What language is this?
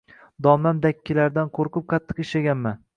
Uzbek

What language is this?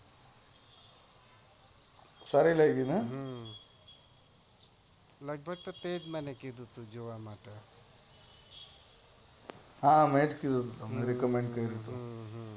Gujarati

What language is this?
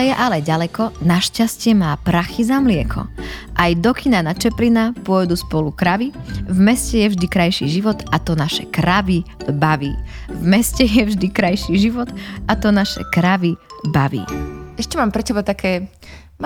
Slovak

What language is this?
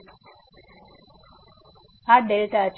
Gujarati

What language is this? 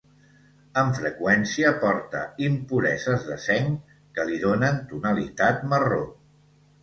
Catalan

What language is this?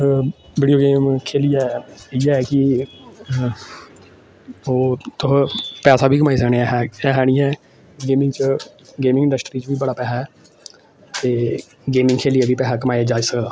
Dogri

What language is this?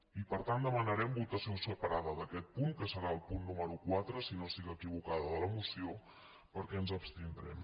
Catalan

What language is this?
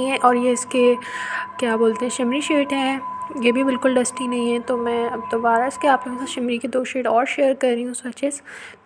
Hindi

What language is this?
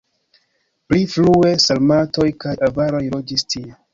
Esperanto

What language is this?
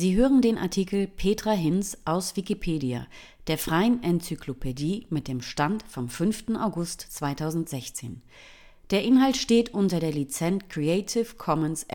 German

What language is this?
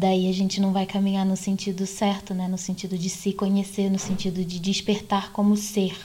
Portuguese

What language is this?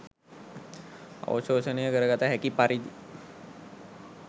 Sinhala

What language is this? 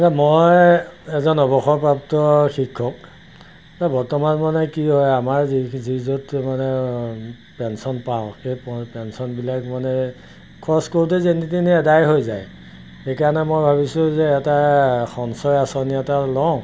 Assamese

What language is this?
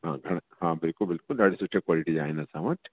Sindhi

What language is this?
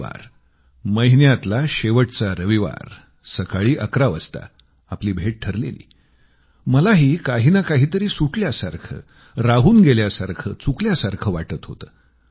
Marathi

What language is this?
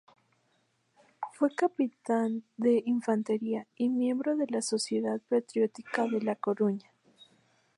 Spanish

